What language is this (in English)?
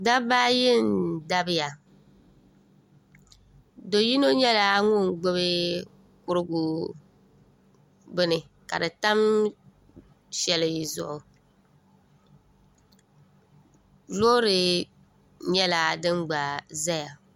Dagbani